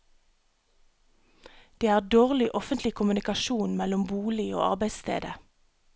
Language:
Norwegian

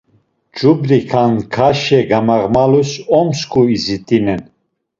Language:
Laz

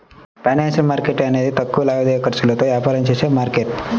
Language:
Telugu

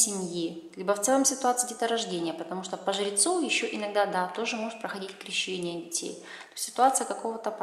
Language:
Russian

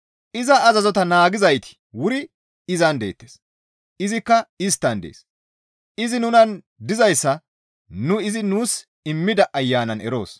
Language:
Gamo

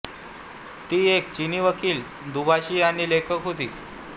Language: Marathi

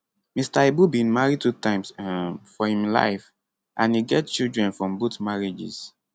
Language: Nigerian Pidgin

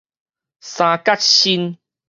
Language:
Min Nan Chinese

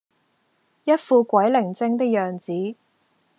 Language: Cantonese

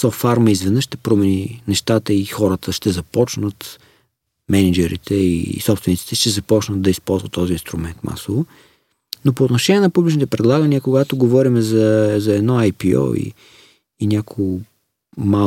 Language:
Bulgarian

